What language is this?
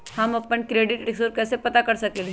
Magahi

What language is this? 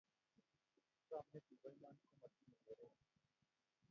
Kalenjin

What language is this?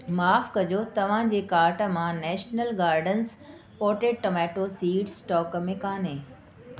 Sindhi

